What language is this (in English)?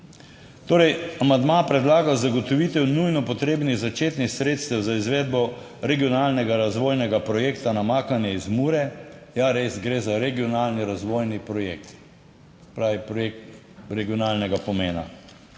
Slovenian